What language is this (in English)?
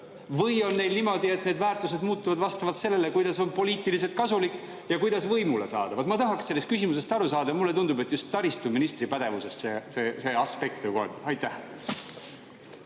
Estonian